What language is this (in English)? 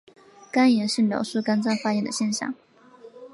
Chinese